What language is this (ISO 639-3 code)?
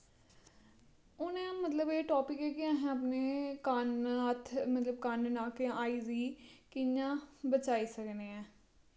doi